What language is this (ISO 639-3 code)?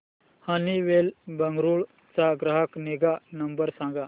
mar